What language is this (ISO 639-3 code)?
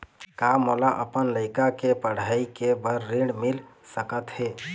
hne